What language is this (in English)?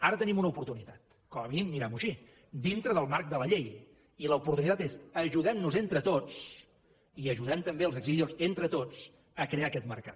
Catalan